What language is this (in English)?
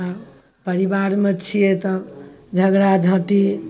Maithili